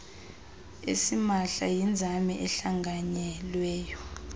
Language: Xhosa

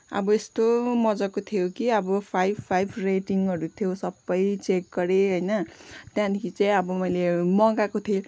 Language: Nepali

